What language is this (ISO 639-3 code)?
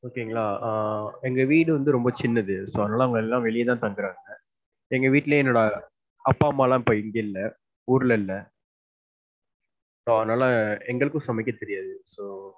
tam